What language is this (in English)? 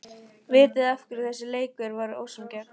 Icelandic